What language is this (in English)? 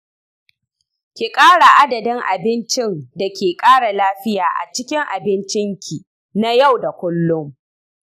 Hausa